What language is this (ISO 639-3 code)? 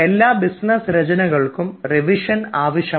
mal